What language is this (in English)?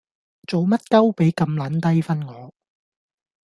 Cantonese